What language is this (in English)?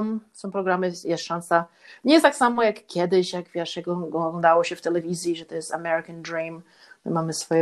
Polish